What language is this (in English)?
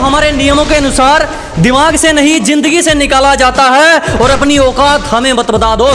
Hindi